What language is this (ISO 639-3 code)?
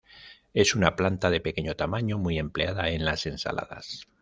spa